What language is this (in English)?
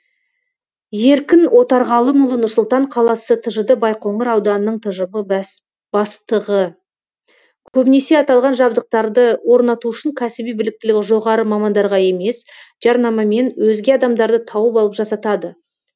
Kazakh